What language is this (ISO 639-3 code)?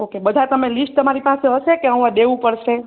guj